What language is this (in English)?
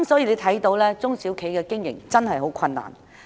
Cantonese